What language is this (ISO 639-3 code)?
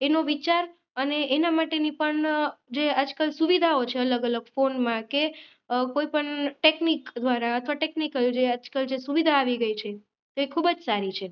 guj